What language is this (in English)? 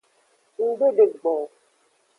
Aja (Benin)